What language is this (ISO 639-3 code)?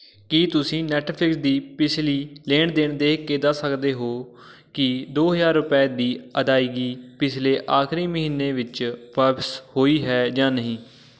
pan